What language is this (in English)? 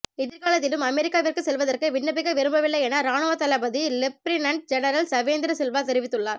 Tamil